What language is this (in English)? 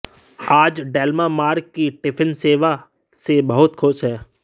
Hindi